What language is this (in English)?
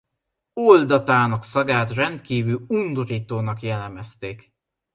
Hungarian